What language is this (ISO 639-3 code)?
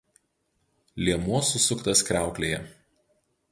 lit